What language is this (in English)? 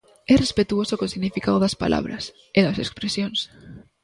Galician